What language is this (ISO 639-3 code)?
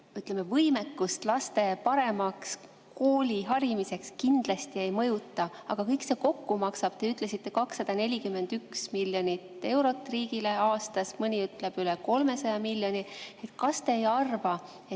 est